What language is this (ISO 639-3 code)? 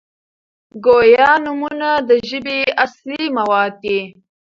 pus